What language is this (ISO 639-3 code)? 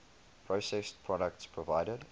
eng